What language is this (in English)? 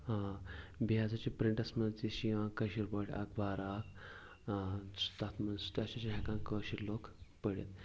Kashmiri